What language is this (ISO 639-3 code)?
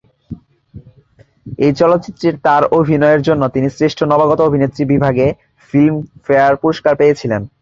ben